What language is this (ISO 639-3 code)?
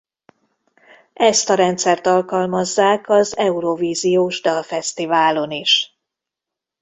hun